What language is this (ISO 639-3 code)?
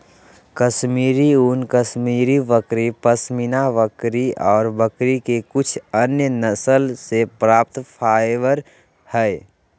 mag